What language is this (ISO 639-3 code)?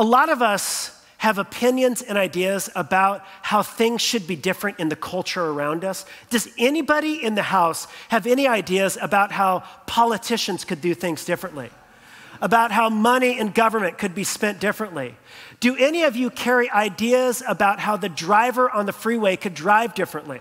eng